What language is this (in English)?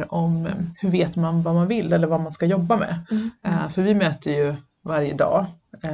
Swedish